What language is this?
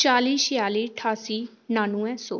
Dogri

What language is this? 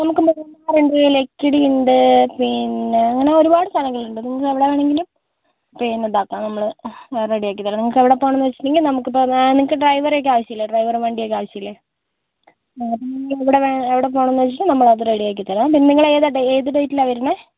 Malayalam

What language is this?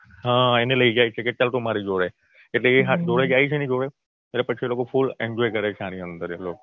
Gujarati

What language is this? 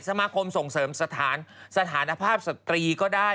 Thai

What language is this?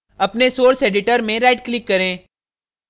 Hindi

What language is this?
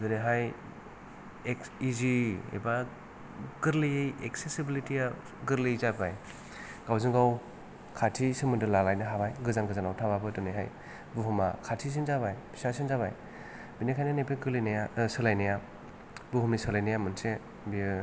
Bodo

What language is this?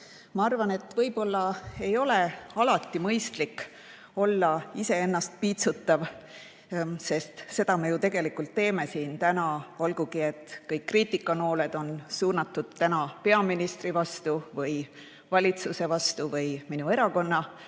Estonian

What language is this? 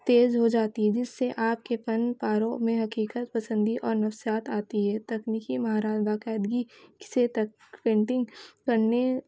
Urdu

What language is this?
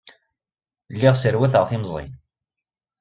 Kabyle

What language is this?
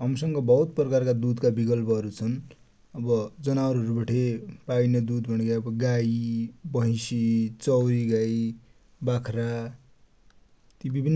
Dotyali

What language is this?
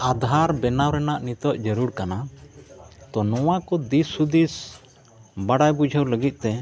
Santali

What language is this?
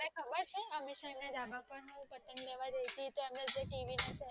Gujarati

